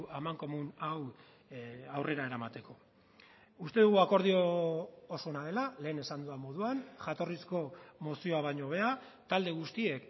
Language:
Basque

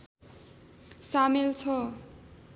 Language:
Nepali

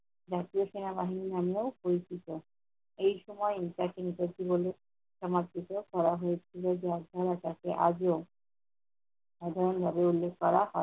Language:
Bangla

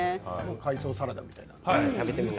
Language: Japanese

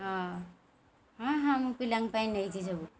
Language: Odia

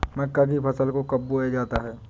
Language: Hindi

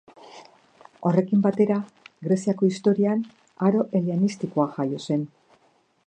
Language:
Basque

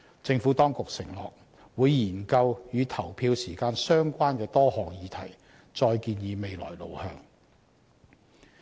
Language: Cantonese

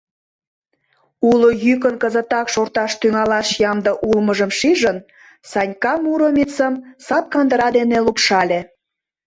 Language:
Mari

